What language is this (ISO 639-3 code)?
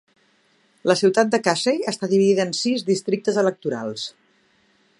cat